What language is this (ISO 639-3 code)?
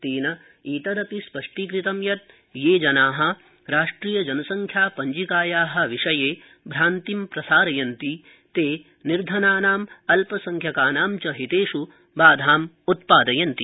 san